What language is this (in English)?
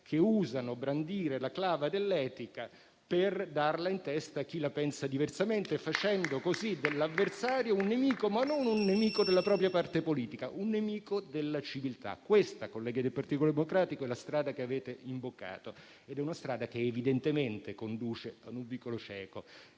Italian